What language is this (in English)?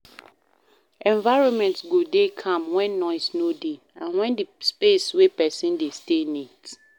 Nigerian Pidgin